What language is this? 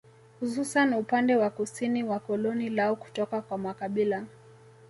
Swahili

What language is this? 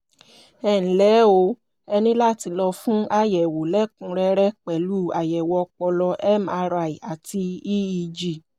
Yoruba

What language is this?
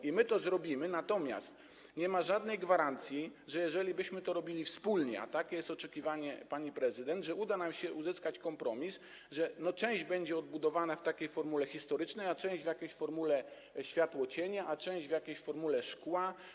Polish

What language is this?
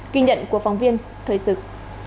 Vietnamese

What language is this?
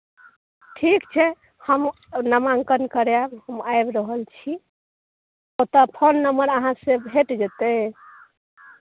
Maithili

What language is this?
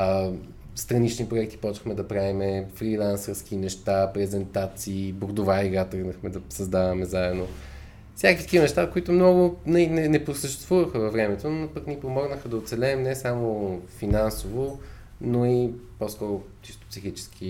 Bulgarian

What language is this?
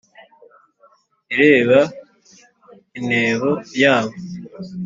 Kinyarwanda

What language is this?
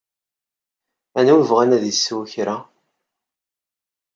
Kabyle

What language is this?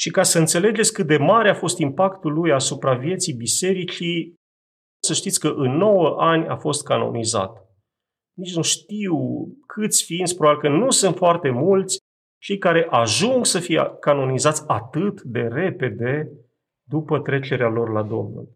Romanian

